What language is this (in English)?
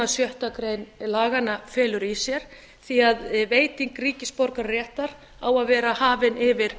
Icelandic